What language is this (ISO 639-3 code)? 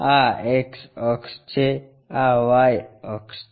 guj